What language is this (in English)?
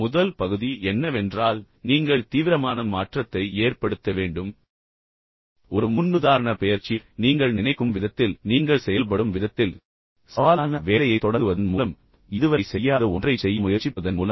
Tamil